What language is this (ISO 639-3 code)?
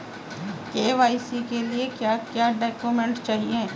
hin